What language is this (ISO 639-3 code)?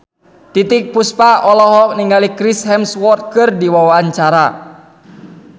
sun